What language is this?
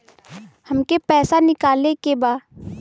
Bhojpuri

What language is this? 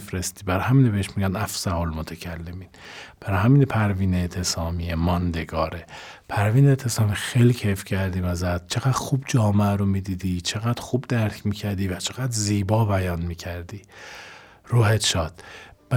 Persian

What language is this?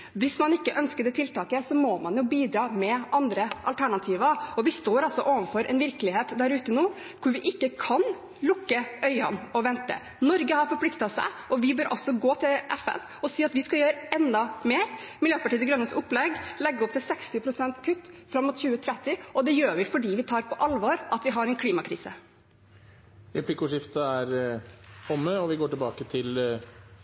Norwegian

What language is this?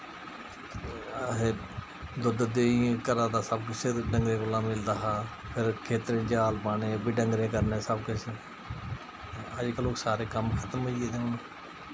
Dogri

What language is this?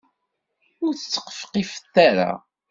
Kabyle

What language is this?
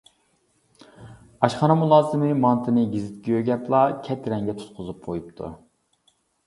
Uyghur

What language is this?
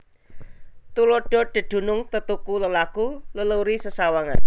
Javanese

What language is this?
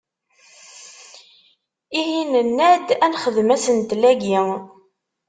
Kabyle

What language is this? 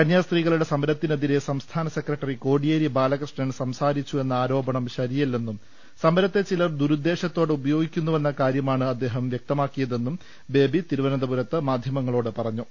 Malayalam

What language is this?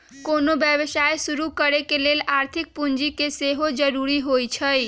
Magahi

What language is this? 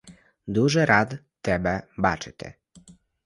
Ukrainian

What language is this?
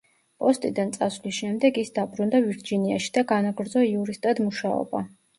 Georgian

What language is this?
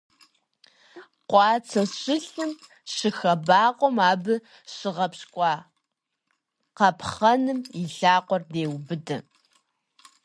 Kabardian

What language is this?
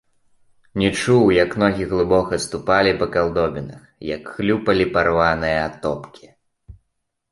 Belarusian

